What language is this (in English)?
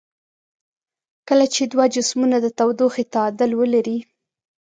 Pashto